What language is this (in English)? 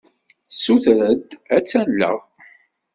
Kabyle